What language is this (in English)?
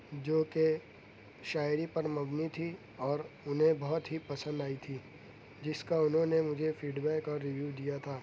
Urdu